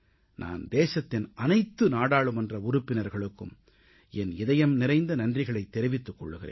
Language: Tamil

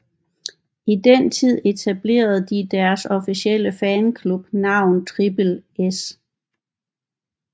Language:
Danish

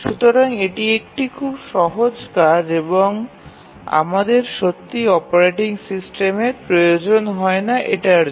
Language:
Bangla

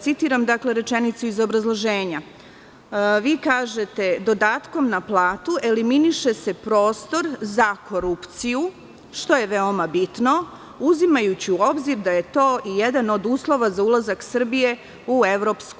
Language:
Serbian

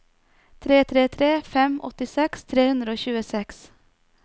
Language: Norwegian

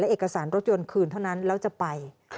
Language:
Thai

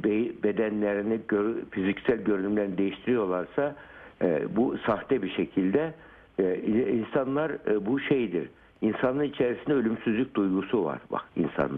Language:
Turkish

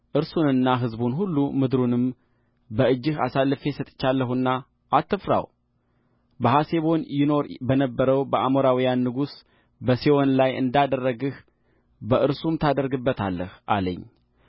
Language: Amharic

